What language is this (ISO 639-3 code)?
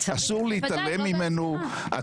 heb